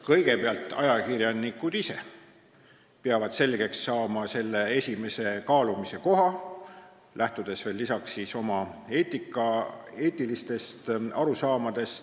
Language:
Estonian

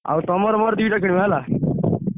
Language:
Odia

